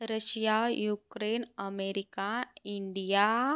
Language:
Marathi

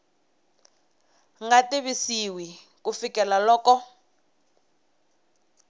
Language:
Tsonga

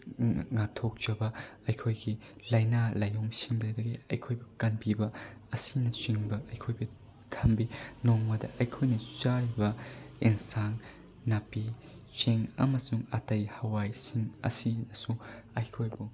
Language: Manipuri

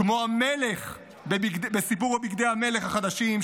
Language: Hebrew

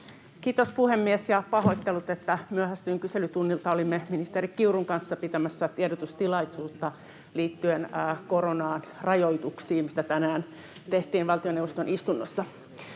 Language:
Finnish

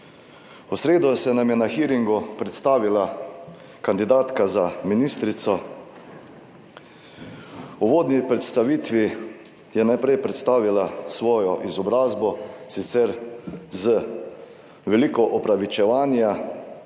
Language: Slovenian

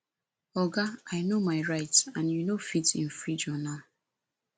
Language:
Nigerian Pidgin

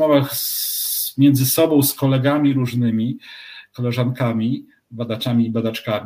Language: Polish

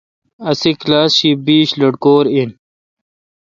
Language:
Kalkoti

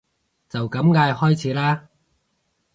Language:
Cantonese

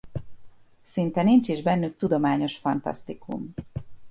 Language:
Hungarian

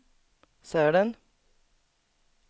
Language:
Swedish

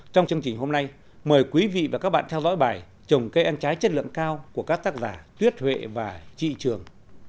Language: Vietnamese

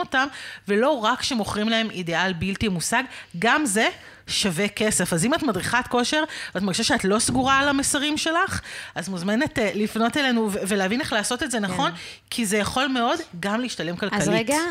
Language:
Hebrew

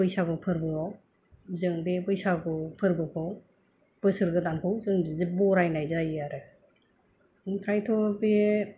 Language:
Bodo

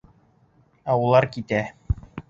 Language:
Bashkir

